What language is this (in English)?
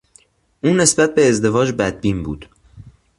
Persian